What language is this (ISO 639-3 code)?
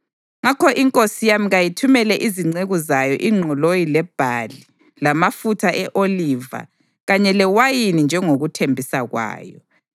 nde